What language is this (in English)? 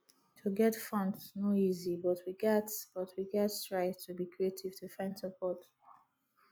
Nigerian Pidgin